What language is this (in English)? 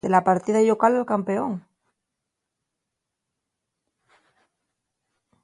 Asturian